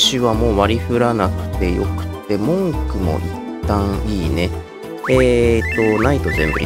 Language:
Japanese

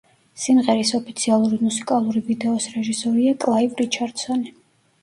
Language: Georgian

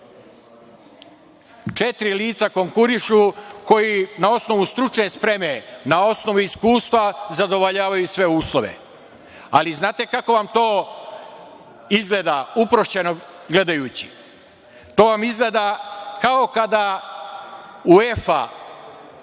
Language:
Serbian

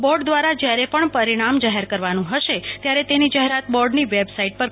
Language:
Gujarati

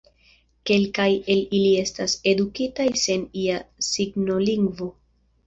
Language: Esperanto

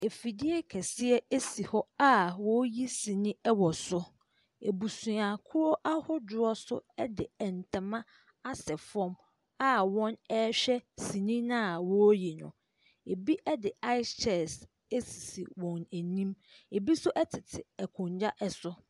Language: Akan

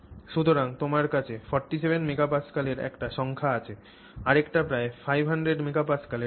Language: Bangla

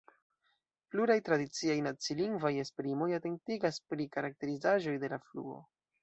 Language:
Esperanto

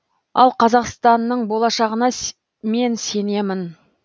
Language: Kazakh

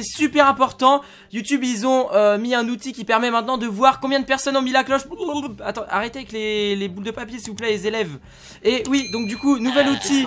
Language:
French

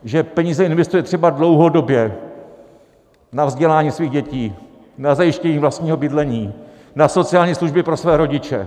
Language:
Czech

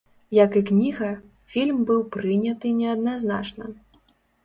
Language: Belarusian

